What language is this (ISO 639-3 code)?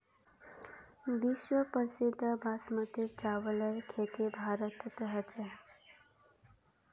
mag